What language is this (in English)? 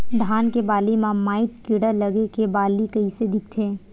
Chhattisgarhi